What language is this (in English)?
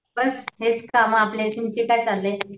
Marathi